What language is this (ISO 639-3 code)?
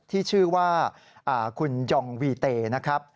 tha